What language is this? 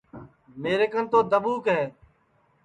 Sansi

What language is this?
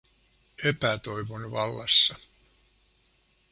Finnish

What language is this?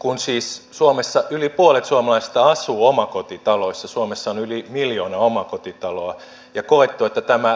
Finnish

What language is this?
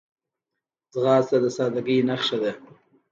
Pashto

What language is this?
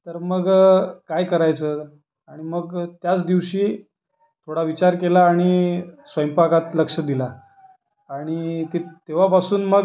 Marathi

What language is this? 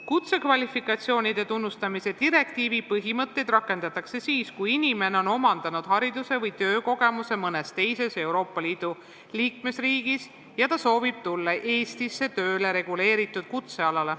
Estonian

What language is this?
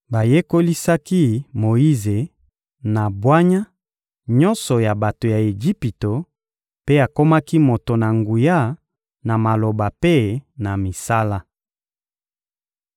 Lingala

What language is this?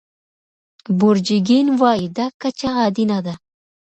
Pashto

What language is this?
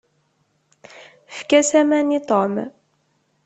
Kabyle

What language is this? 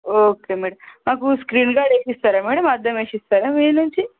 Telugu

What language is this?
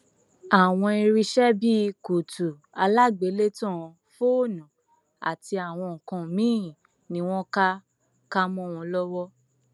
Yoruba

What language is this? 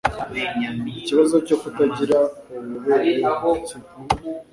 Kinyarwanda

